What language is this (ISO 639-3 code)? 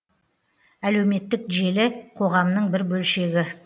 kaz